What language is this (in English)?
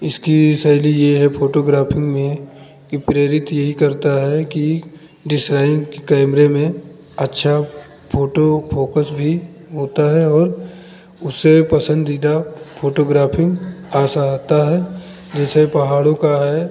Hindi